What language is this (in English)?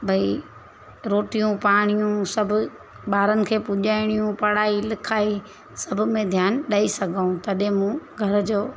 Sindhi